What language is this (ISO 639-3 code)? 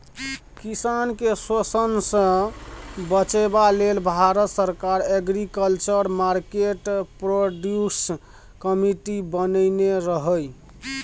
mai